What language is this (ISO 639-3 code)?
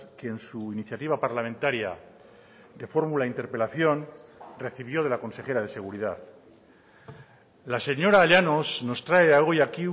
spa